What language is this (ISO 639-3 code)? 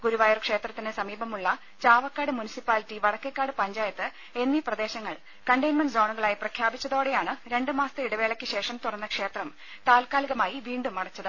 mal